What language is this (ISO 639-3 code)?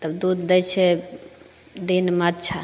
mai